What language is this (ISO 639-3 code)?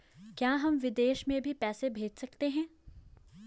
hin